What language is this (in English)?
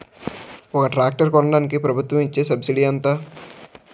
Telugu